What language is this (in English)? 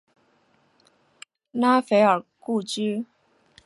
Chinese